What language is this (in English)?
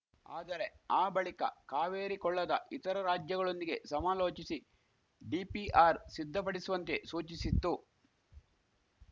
Kannada